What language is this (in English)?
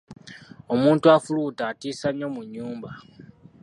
Ganda